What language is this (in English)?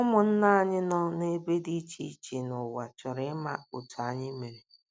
Igbo